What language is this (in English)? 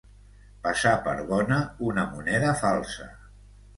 Catalan